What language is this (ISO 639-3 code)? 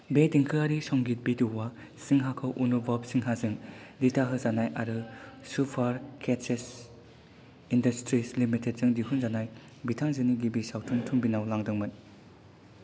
brx